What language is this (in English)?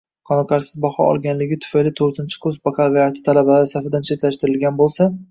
Uzbek